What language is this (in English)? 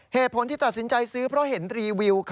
Thai